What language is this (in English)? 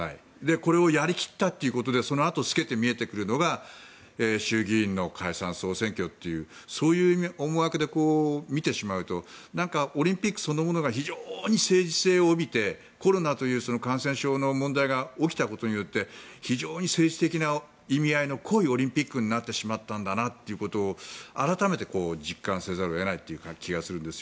Japanese